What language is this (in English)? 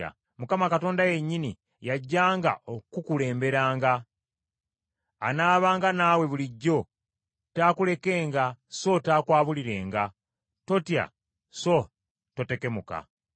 Ganda